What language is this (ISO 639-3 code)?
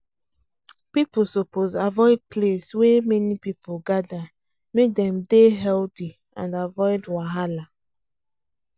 pcm